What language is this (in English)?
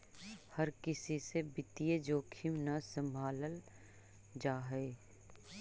Magahi